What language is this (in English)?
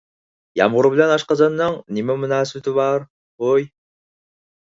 Uyghur